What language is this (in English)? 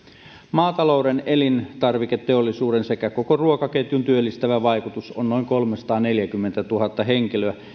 Finnish